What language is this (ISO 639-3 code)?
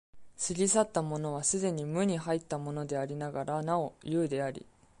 jpn